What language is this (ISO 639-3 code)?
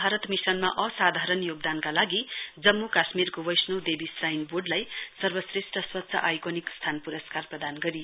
nep